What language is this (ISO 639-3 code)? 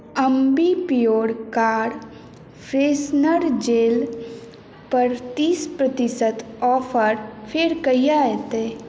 mai